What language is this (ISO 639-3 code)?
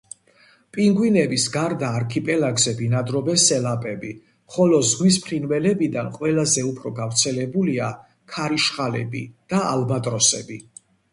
kat